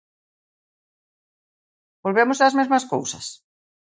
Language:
Galician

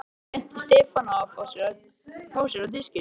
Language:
Icelandic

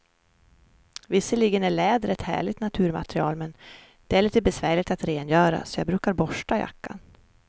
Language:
Swedish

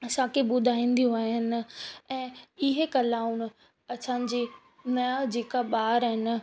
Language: Sindhi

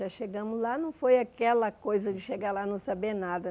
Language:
Portuguese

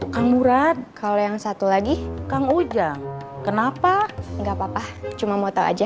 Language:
Indonesian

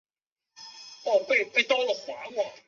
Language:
Chinese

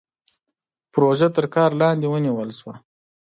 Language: Pashto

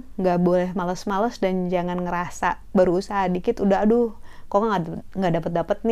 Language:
Indonesian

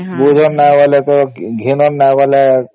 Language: Odia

